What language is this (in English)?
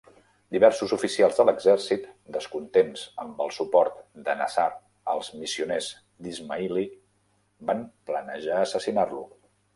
Catalan